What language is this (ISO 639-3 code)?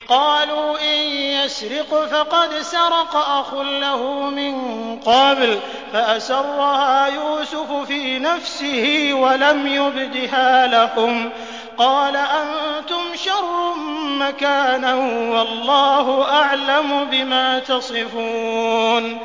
ara